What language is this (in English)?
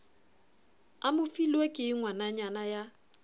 Southern Sotho